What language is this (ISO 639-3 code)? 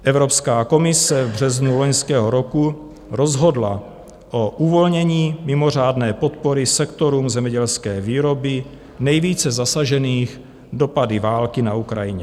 ces